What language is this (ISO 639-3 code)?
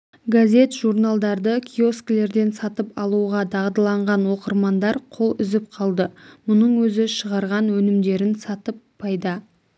kaz